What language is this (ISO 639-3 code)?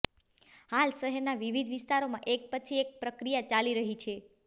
guj